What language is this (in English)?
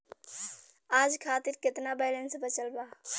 Bhojpuri